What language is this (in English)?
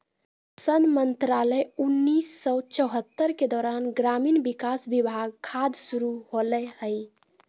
Magahi